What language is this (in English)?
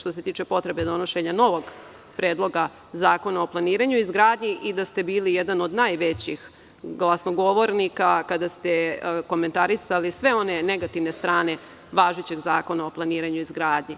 Serbian